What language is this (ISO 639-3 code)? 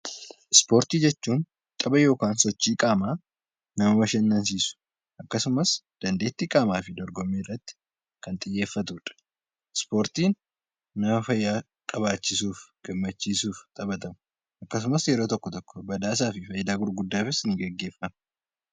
orm